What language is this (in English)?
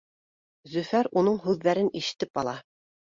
Bashkir